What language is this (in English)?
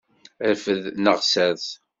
Kabyle